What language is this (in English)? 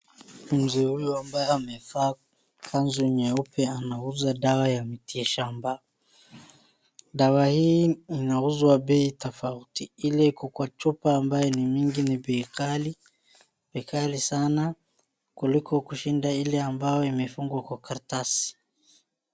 Swahili